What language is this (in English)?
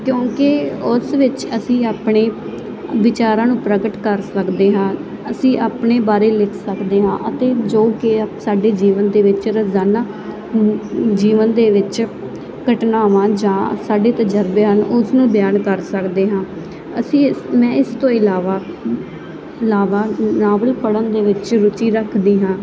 Punjabi